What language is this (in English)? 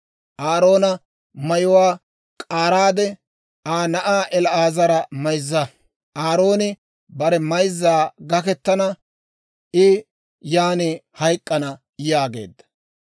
Dawro